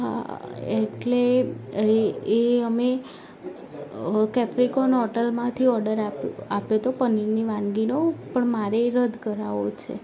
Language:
Gujarati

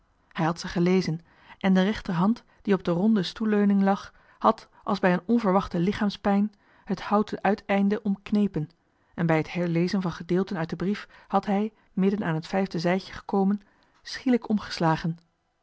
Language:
Dutch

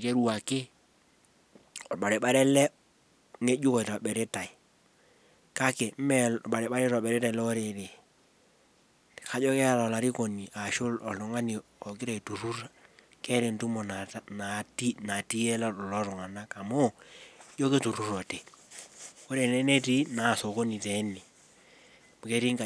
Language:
Masai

